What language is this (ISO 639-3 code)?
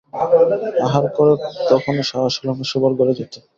ben